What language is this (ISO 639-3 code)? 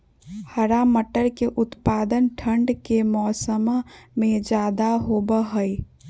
mag